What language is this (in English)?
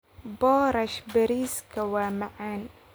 Somali